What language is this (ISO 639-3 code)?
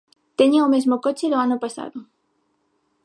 glg